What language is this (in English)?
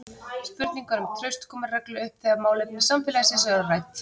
Icelandic